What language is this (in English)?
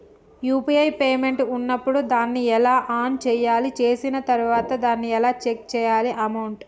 Telugu